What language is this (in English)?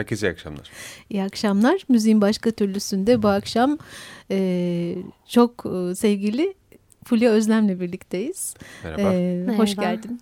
Turkish